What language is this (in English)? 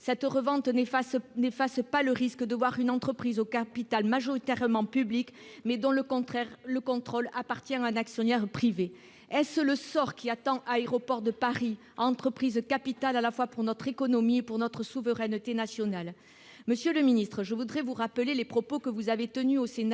French